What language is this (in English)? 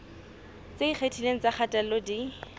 Southern Sotho